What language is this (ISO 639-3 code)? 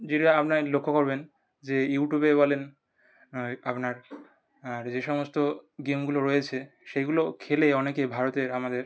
ben